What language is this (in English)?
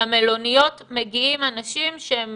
Hebrew